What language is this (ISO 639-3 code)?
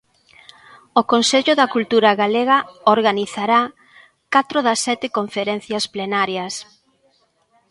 glg